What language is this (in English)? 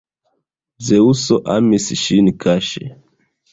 Esperanto